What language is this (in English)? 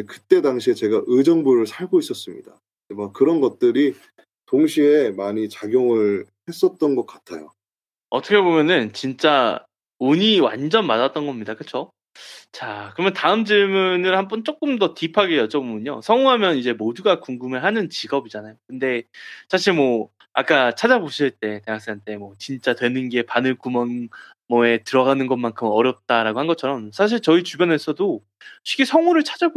Korean